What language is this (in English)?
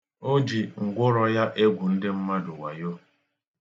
Igbo